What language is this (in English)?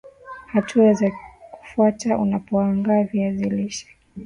Swahili